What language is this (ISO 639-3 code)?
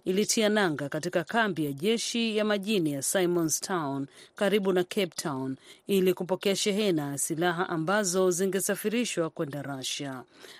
swa